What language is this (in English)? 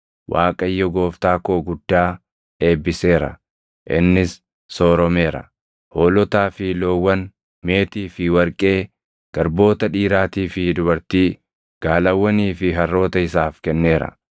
Oromo